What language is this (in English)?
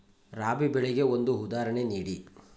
Kannada